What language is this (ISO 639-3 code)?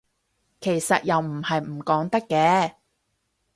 yue